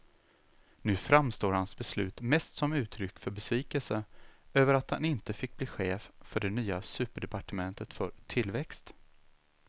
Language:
Swedish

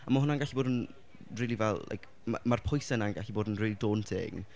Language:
Welsh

